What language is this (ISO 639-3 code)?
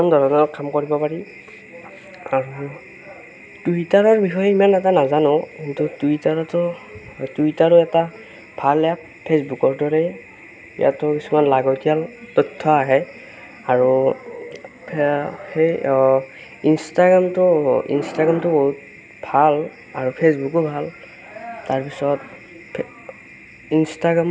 asm